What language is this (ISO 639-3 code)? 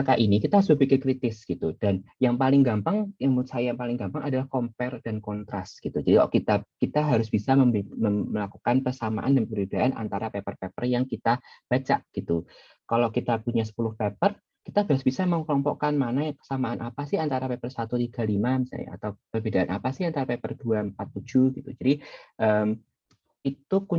ind